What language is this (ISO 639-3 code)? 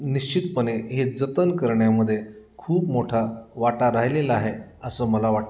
mar